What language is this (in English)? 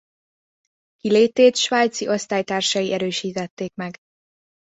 Hungarian